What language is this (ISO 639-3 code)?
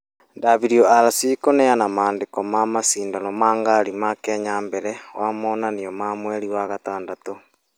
kik